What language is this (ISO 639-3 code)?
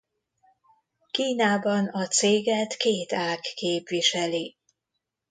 hun